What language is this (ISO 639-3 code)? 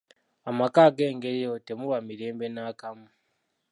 lug